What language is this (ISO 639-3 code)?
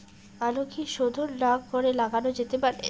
ben